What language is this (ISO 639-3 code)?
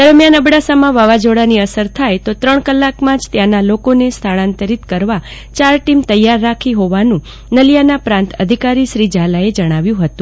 guj